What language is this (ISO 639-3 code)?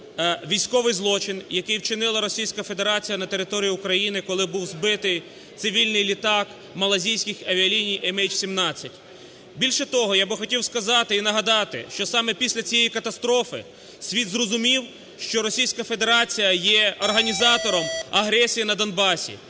ukr